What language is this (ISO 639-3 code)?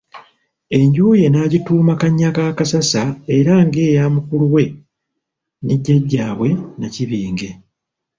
lug